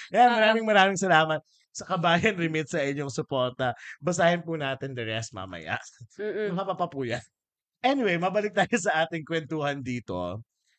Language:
Filipino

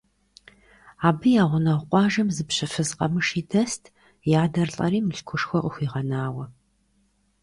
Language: Kabardian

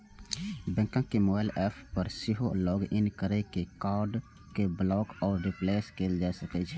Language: Maithili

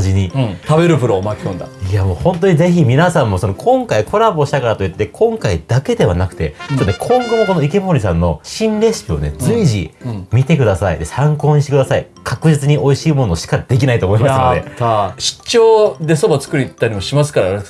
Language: Japanese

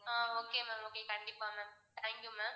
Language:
Tamil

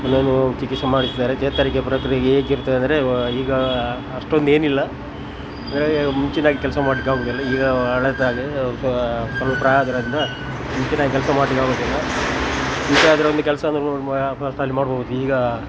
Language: Kannada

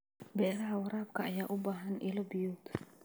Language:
Somali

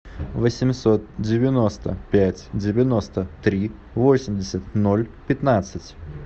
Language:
Russian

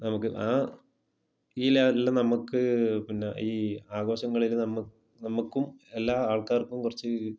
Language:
Malayalam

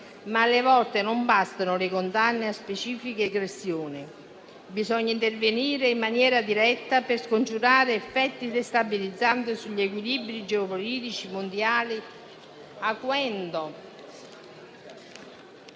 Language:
Italian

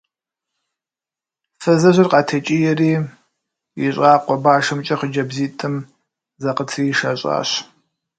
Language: Kabardian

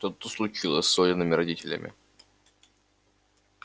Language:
Russian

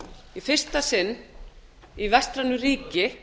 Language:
Icelandic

